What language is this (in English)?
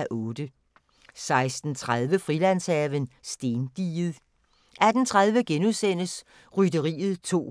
Danish